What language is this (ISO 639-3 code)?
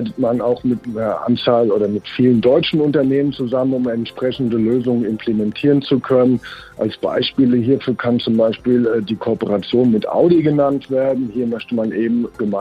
deu